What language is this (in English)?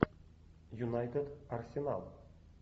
Russian